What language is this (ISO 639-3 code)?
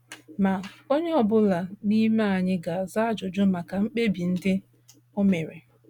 ibo